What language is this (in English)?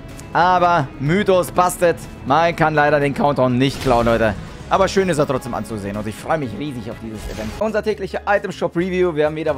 German